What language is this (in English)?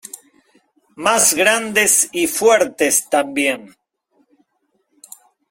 Spanish